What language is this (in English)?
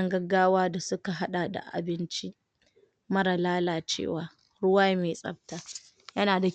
Hausa